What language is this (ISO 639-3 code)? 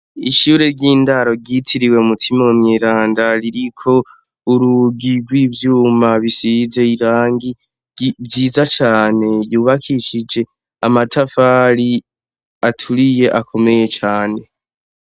run